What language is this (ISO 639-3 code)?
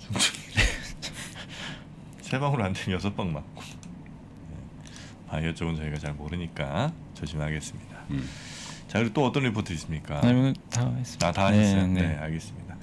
kor